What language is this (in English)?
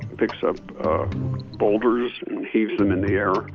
English